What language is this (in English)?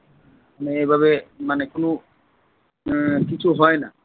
Bangla